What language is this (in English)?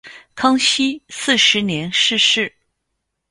Chinese